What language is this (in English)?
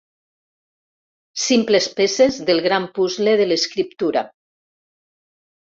Catalan